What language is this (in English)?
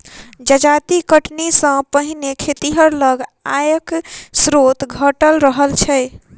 Maithili